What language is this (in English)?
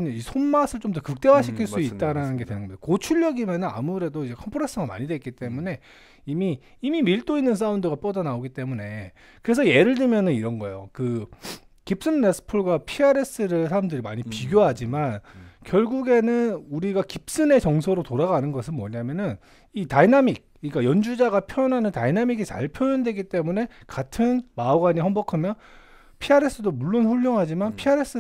Korean